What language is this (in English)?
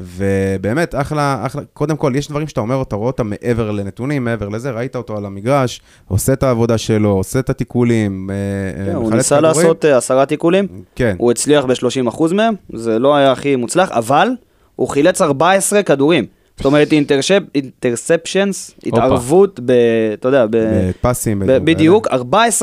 Hebrew